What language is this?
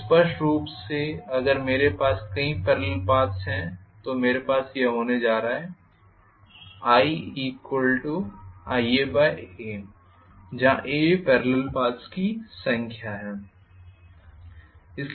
Hindi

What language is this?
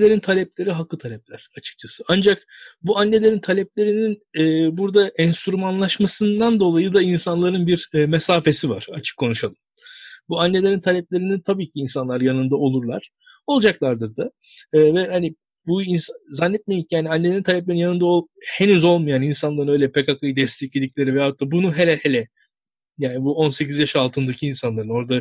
Turkish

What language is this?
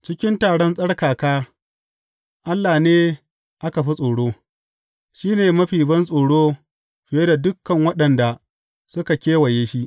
Hausa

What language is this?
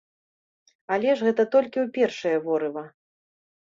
Belarusian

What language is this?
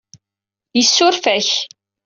Kabyle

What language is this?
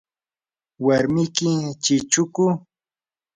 Yanahuanca Pasco Quechua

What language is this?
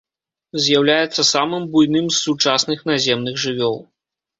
Belarusian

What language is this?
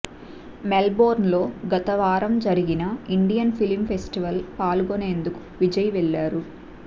Telugu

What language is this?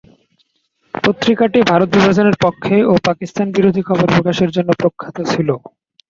Bangla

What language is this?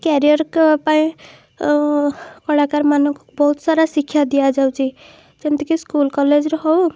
Odia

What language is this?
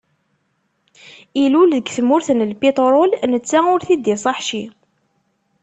Kabyle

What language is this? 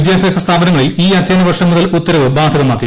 Malayalam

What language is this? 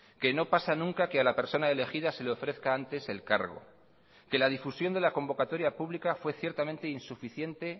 Spanish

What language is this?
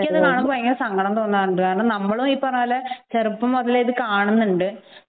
Malayalam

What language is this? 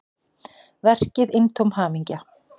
Icelandic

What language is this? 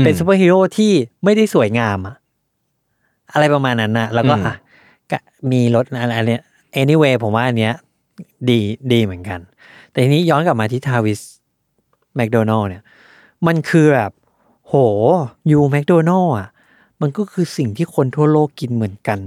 Thai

